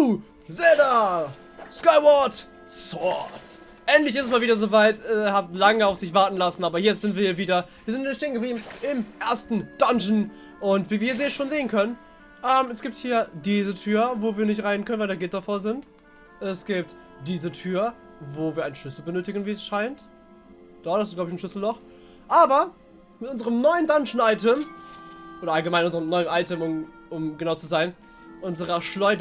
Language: German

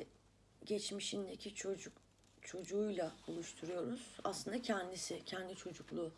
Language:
Turkish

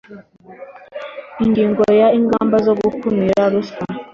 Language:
Kinyarwanda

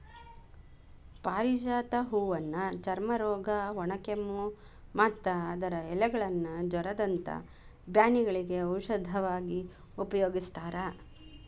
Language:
Kannada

